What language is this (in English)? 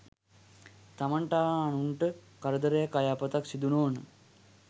Sinhala